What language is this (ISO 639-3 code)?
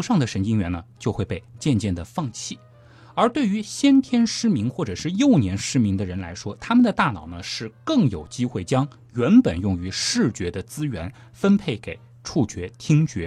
zho